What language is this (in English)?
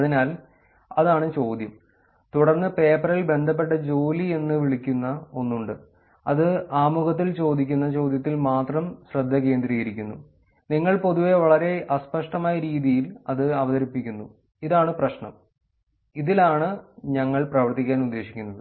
Malayalam